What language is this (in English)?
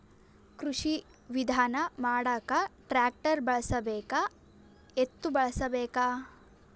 Kannada